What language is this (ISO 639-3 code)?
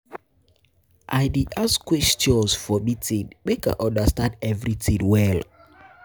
pcm